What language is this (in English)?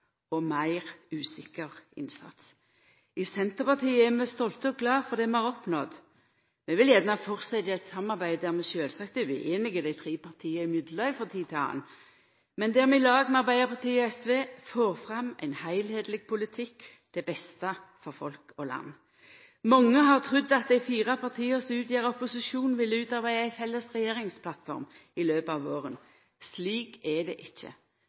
Norwegian Nynorsk